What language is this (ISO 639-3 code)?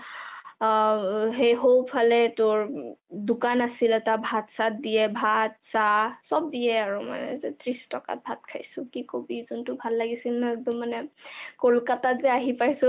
asm